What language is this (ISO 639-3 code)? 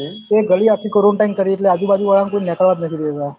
guj